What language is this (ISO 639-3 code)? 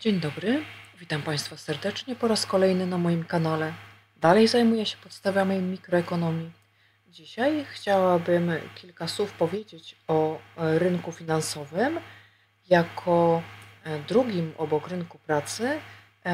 pol